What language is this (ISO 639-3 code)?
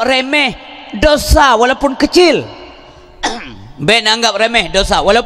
msa